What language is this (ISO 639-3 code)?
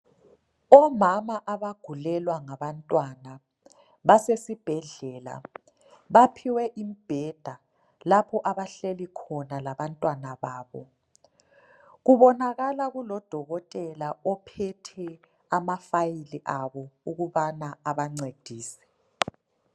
nde